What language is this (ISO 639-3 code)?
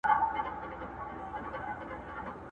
pus